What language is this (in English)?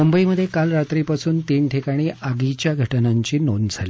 Marathi